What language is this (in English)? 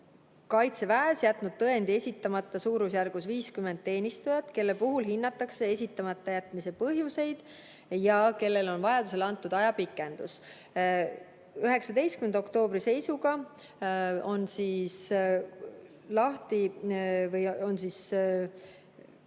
Estonian